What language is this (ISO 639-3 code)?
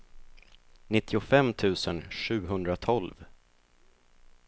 swe